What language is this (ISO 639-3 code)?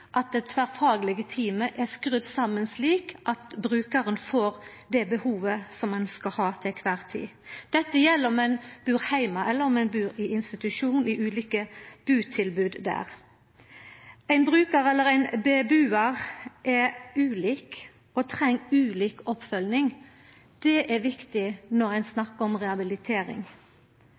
nno